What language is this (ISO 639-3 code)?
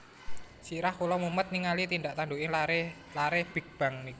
jav